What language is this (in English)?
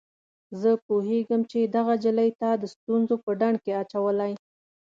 Pashto